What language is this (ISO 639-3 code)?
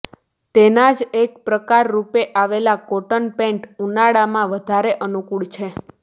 guj